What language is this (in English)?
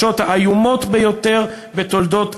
Hebrew